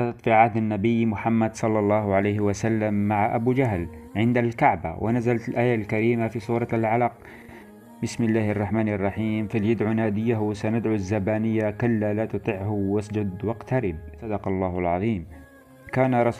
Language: Arabic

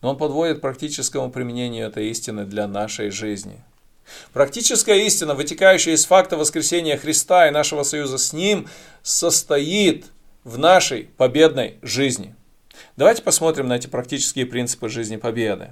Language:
Russian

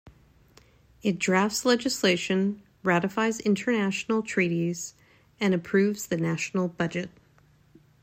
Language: English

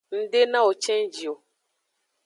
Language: Aja (Benin)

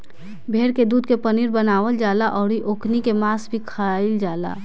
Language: Bhojpuri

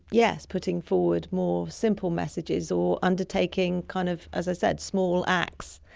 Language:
English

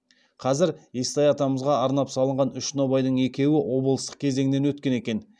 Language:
Kazakh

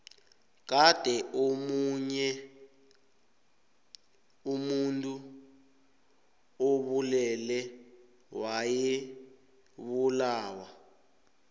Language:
South Ndebele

